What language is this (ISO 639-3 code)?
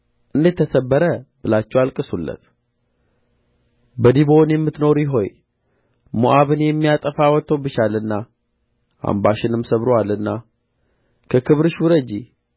amh